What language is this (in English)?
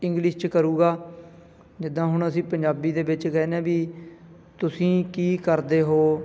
Punjabi